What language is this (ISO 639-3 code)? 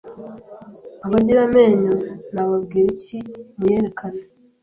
kin